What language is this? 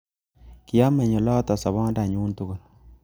Kalenjin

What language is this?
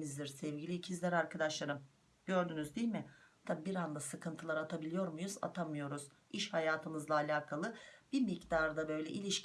Turkish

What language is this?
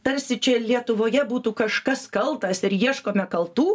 Lithuanian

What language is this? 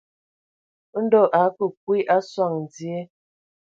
Ewondo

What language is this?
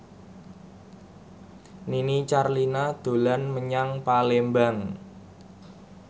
Javanese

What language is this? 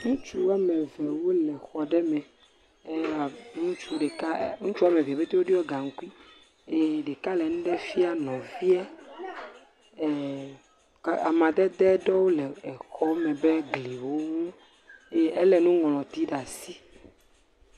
Ewe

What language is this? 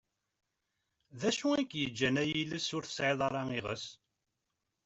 Kabyle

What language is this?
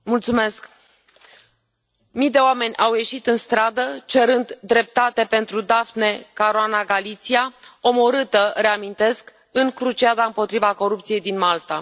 Romanian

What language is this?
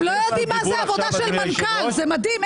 Hebrew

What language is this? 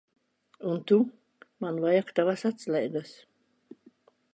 Latvian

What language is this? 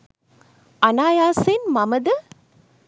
Sinhala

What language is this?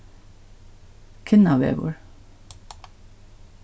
Faroese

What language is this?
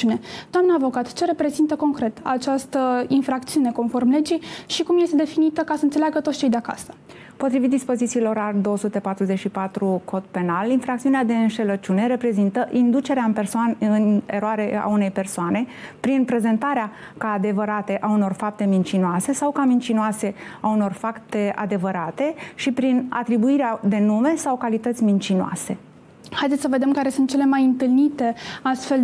Romanian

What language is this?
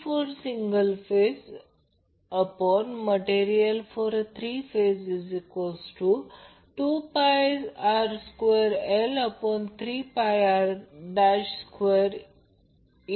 Marathi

